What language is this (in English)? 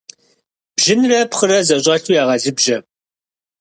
Kabardian